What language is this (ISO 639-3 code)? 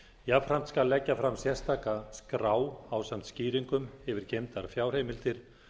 isl